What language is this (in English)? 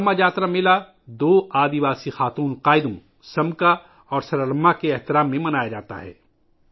Urdu